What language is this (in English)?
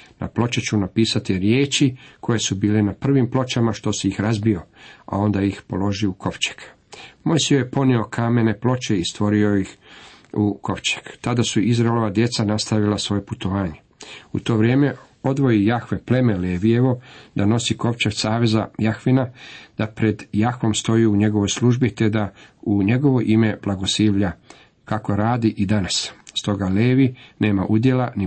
Croatian